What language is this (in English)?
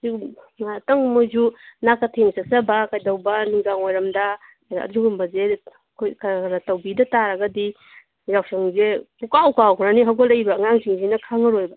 Manipuri